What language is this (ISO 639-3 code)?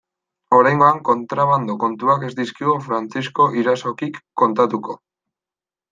eus